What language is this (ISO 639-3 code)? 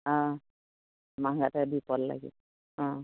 asm